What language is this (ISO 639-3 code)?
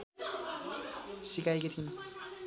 nep